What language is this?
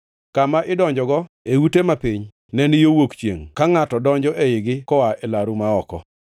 Luo (Kenya and Tanzania)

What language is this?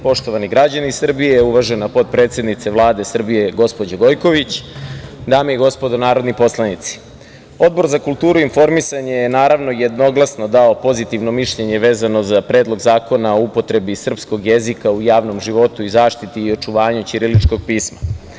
Serbian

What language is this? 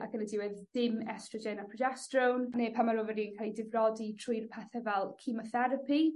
Welsh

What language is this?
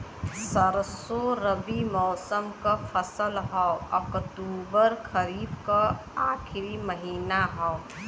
Bhojpuri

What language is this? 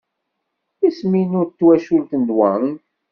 Kabyle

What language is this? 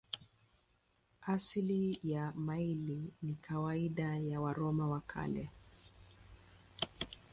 Swahili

